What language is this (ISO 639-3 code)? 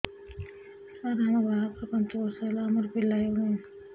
ori